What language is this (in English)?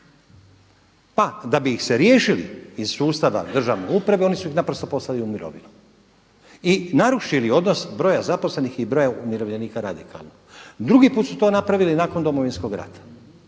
Croatian